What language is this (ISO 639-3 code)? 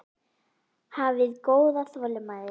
isl